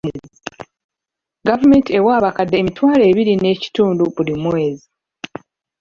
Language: Ganda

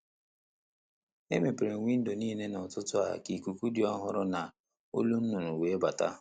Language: Igbo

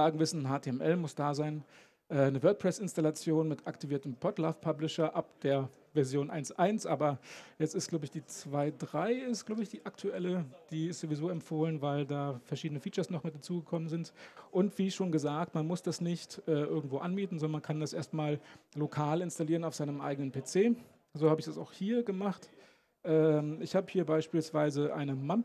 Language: German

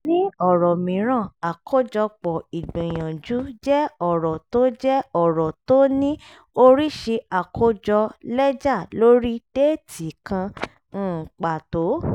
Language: Yoruba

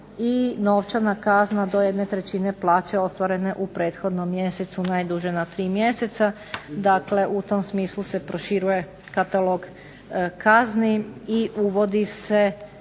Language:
Croatian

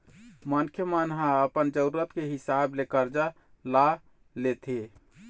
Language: Chhattisgarhi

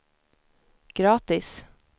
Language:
Swedish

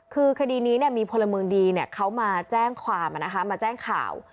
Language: Thai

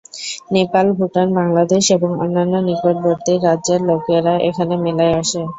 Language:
Bangla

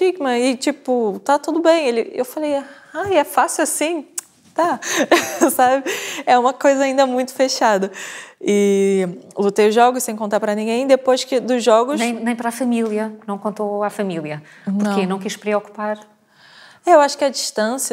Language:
Portuguese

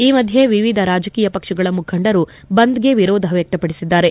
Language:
Kannada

